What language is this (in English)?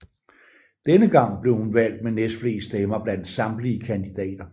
Danish